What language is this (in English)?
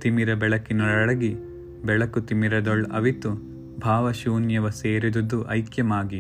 Kannada